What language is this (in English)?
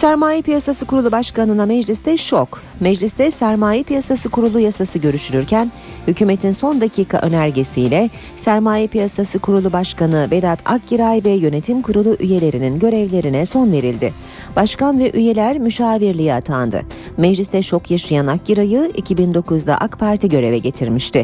Turkish